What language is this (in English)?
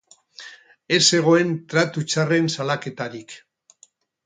Basque